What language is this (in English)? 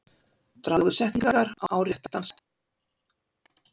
Icelandic